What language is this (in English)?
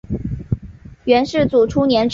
Chinese